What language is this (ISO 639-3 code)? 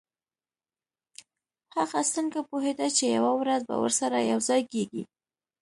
pus